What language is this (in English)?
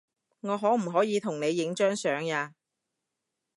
Cantonese